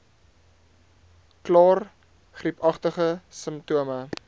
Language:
Afrikaans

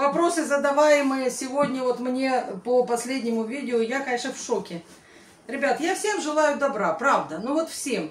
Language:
Russian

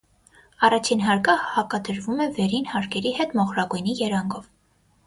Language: Armenian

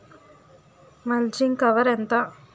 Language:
Telugu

